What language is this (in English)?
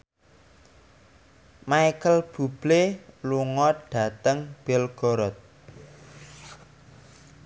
Javanese